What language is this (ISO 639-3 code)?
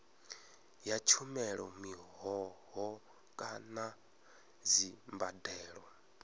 ven